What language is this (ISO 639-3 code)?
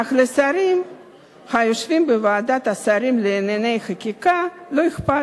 heb